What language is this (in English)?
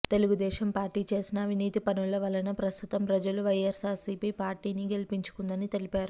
Telugu